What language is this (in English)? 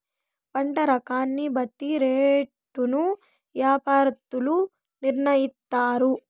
Telugu